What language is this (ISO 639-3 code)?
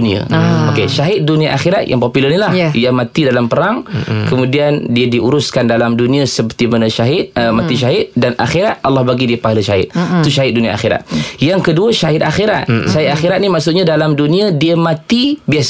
msa